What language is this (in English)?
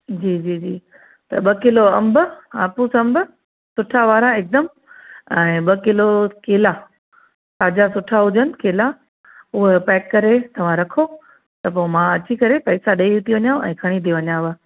Sindhi